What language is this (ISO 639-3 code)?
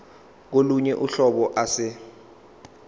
zul